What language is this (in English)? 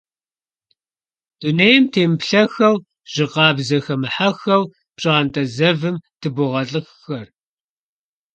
Kabardian